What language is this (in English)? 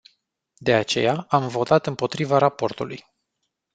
Romanian